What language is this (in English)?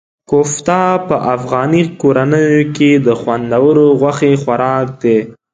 Pashto